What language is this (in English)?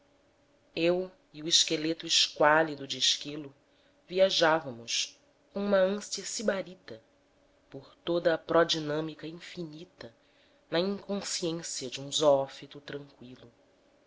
Portuguese